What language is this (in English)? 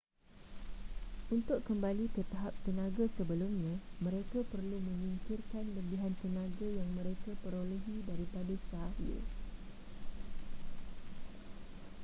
Malay